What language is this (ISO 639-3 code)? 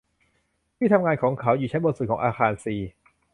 tha